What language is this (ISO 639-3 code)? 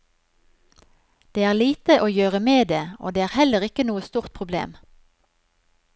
nor